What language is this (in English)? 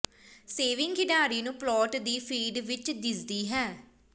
Punjabi